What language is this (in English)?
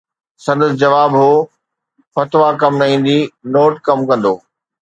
Sindhi